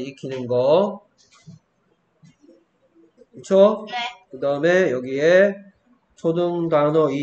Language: Korean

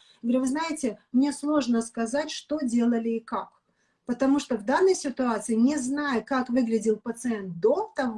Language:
Russian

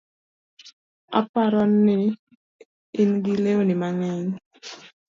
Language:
Luo (Kenya and Tanzania)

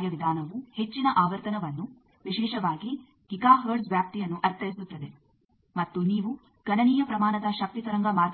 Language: Kannada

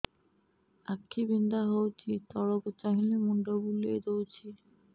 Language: Odia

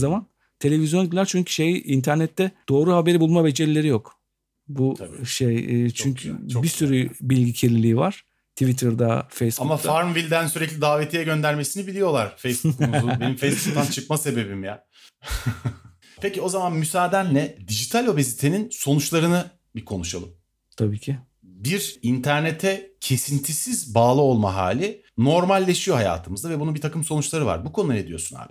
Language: Turkish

